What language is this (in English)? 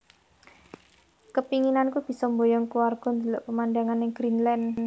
Javanese